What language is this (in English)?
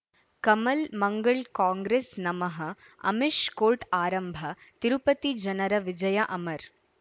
Kannada